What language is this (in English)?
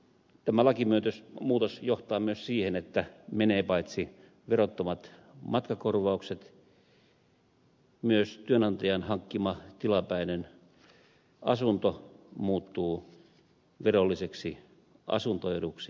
Finnish